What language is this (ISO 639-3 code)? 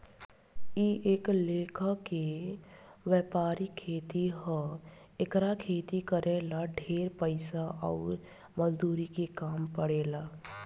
bho